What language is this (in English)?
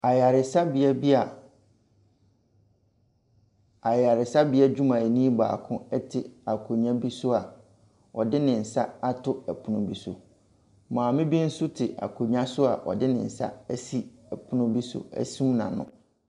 Akan